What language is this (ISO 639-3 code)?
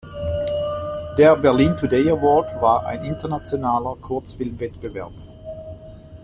deu